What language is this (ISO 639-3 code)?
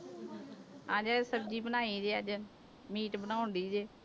pan